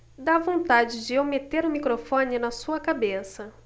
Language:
Portuguese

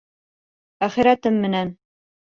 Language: Bashkir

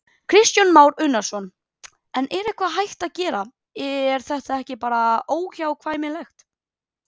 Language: Icelandic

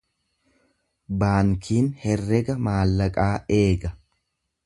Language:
Oromo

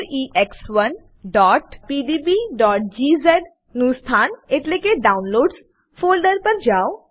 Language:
Gujarati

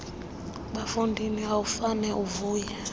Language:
Xhosa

